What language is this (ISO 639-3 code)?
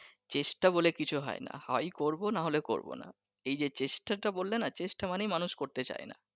ben